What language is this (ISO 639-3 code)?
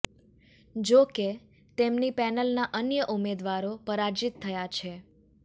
guj